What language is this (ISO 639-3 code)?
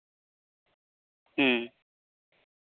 sat